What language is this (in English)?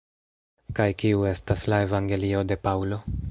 Esperanto